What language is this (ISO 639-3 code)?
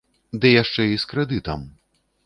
bel